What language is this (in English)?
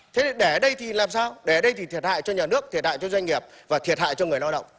Vietnamese